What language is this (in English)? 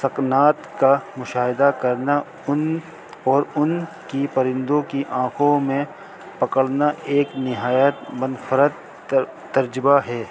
Urdu